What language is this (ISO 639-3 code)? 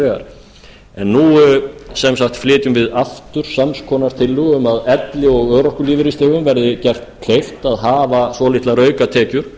isl